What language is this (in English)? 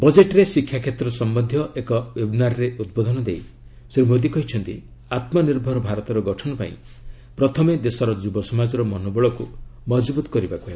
Odia